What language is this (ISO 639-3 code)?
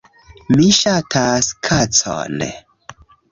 epo